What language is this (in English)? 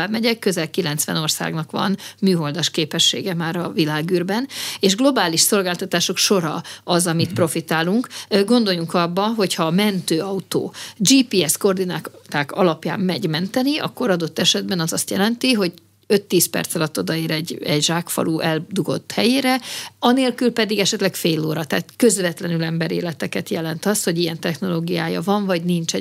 Hungarian